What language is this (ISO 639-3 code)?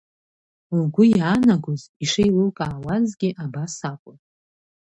abk